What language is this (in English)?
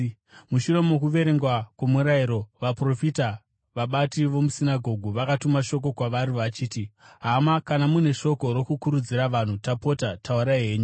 Shona